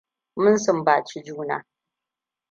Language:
Hausa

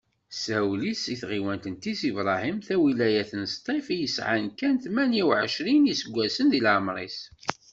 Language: Kabyle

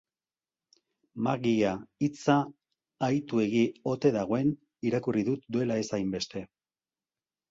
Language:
Basque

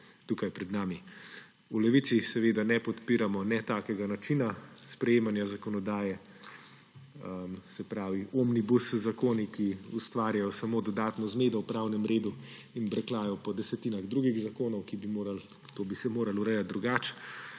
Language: Slovenian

